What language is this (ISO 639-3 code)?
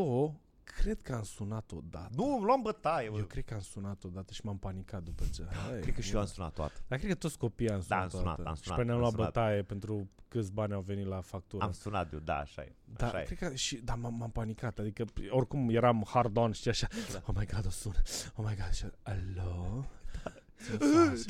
ron